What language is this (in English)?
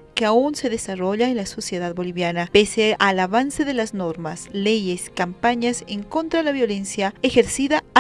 Spanish